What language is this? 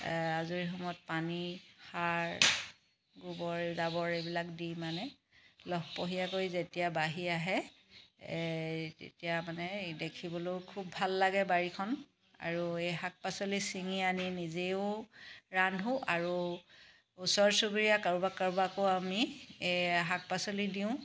Assamese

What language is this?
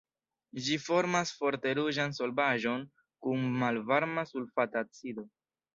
Esperanto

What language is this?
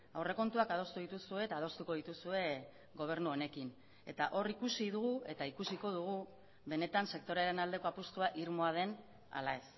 Basque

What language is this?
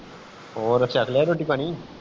Punjabi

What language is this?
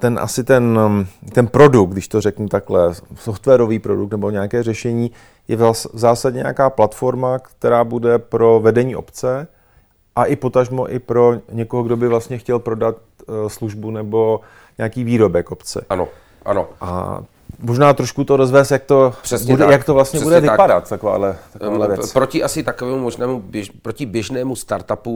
Czech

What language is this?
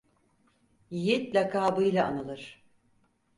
Turkish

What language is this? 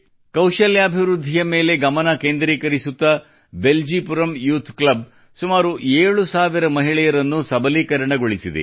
Kannada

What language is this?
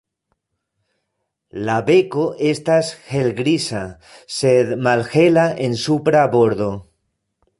Esperanto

